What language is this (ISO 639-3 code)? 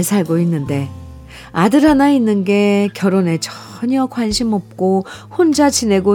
kor